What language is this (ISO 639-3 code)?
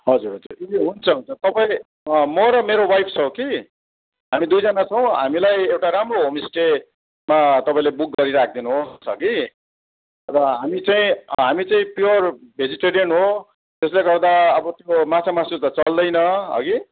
nep